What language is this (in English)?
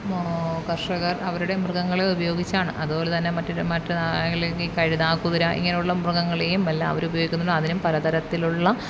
Malayalam